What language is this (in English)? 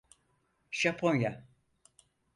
Turkish